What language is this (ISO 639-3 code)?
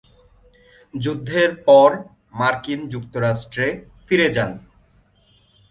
ben